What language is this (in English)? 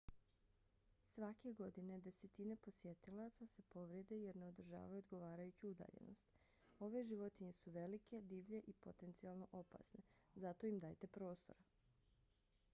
Bosnian